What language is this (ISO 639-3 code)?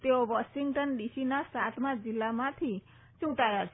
guj